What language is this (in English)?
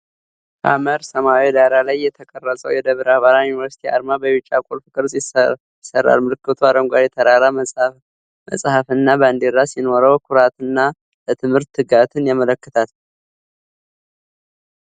Amharic